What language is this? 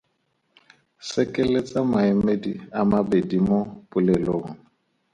Tswana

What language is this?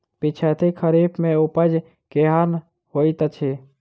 Maithili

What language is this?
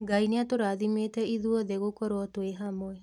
Kikuyu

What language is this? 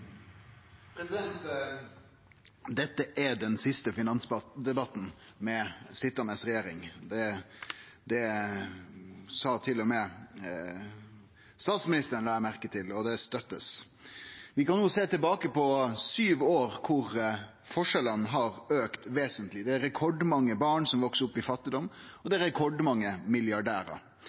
Norwegian Nynorsk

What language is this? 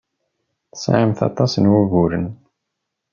Kabyle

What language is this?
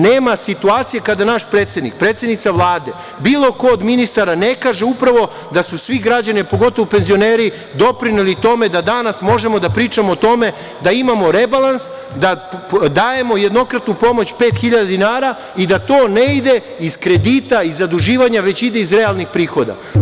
Serbian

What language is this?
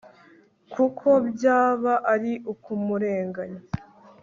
Kinyarwanda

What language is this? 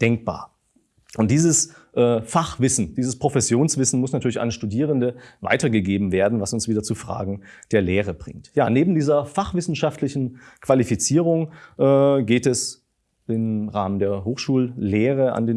German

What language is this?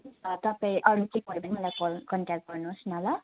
Nepali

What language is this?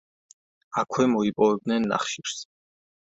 Georgian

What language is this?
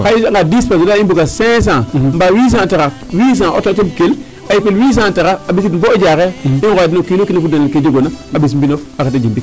Serer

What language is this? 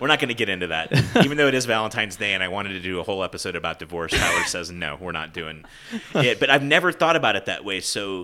English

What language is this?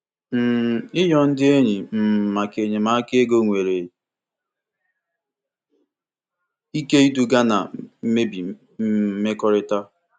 Igbo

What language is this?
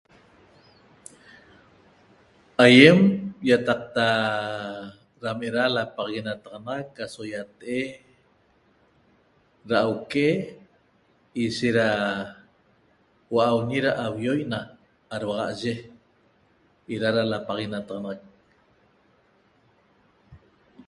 Toba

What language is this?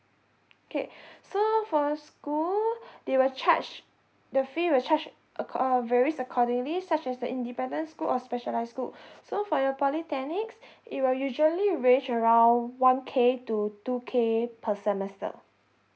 English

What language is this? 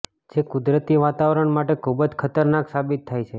Gujarati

